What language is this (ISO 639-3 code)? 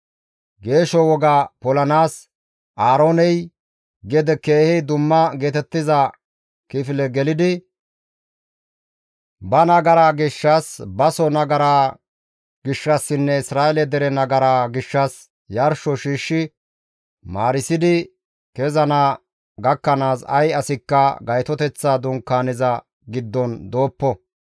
gmv